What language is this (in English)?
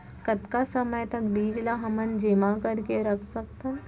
Chhattisgarhi